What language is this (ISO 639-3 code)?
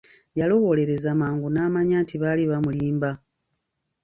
lug